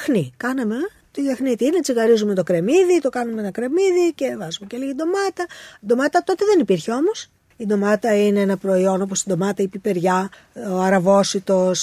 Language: Greek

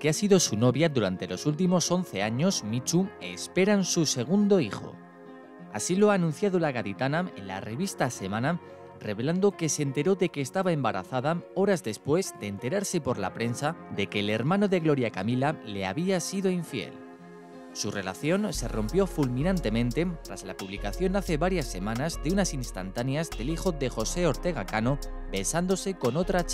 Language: Spanish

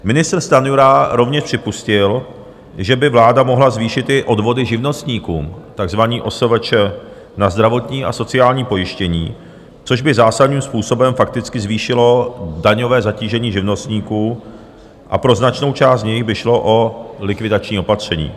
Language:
Czech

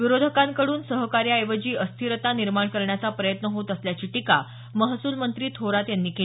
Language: Marathi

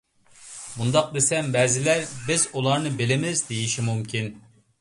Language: Uyghur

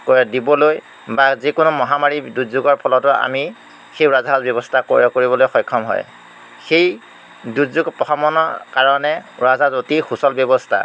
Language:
Assamese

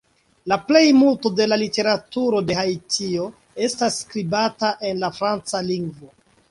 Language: Esperanto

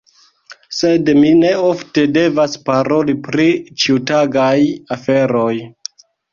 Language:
Esperanto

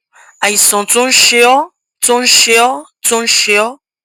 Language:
Yoruba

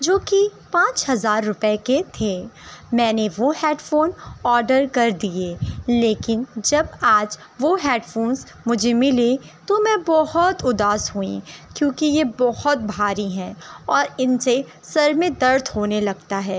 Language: Urdu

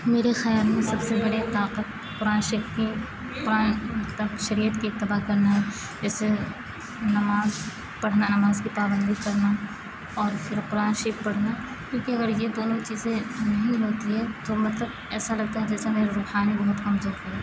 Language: Urdu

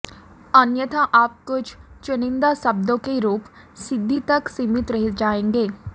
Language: Sanskrit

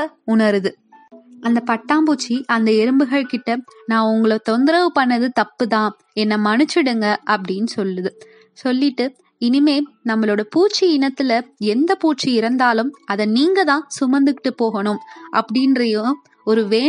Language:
Tamil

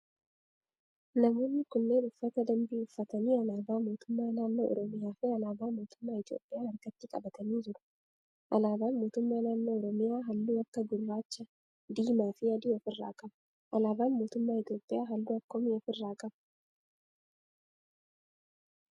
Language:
Oromo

